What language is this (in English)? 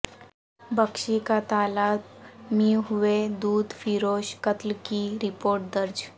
Urdu